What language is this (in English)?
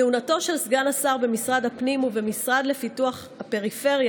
Hebrew